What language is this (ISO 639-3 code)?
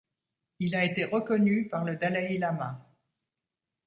fra